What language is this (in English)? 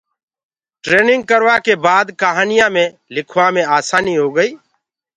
Gurgula